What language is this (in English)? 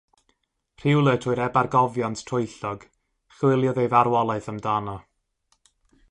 Welsh